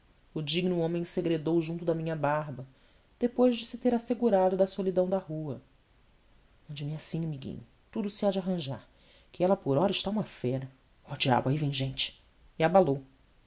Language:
Portuguese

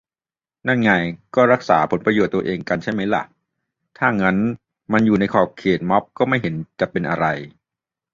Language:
Thai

